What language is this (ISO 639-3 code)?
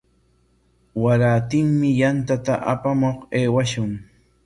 qwa